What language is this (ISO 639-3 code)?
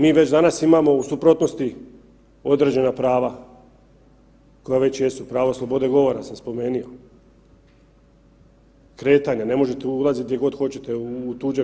hrv